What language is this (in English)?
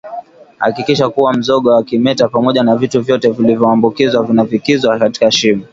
Swahili